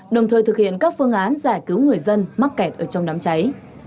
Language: Vietnamese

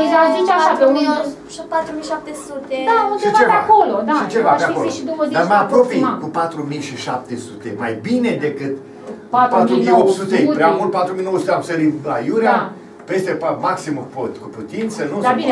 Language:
Romanian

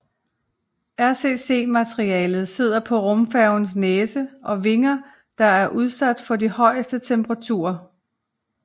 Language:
Danish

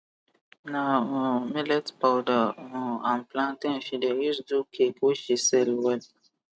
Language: Nigerian Pidgin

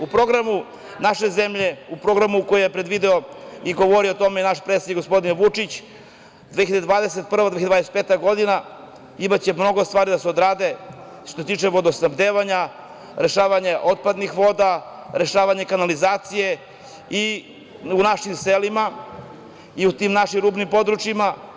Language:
Serbian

